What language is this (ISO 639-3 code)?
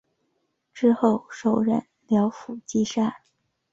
zho